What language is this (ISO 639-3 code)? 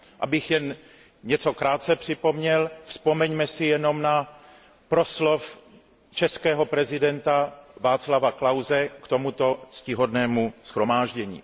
ces